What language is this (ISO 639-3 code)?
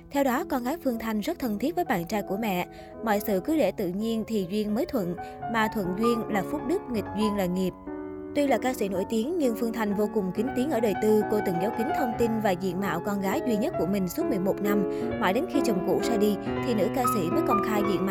vie